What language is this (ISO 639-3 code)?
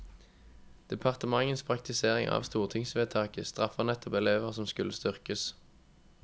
nor